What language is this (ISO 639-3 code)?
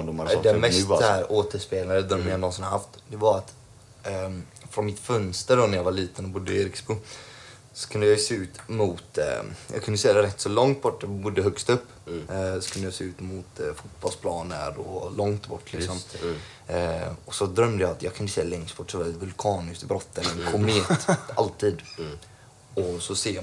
swe